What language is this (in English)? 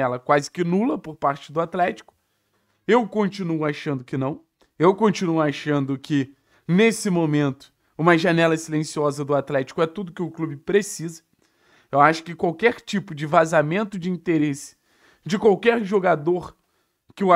Portuguese